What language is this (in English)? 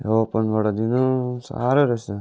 Nepali